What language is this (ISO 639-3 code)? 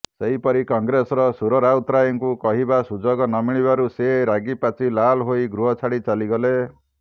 ori